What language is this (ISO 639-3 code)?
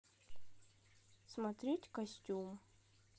rus